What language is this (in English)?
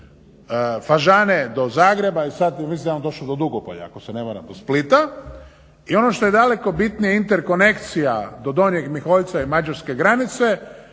Croatian